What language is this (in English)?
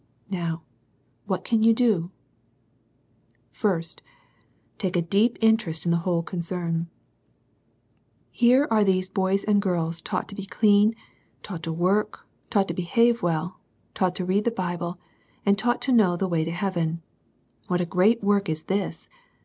English